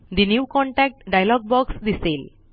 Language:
Marathi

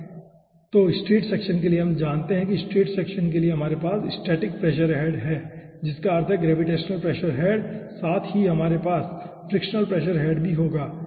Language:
Hindi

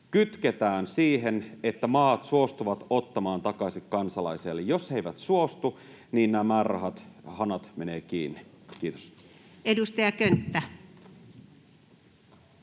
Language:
Finnish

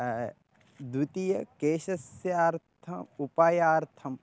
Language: Sanskrit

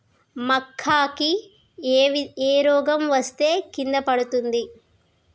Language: Telugu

